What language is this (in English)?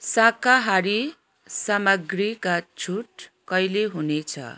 Nepali